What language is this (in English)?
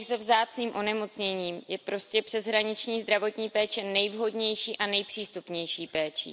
Czech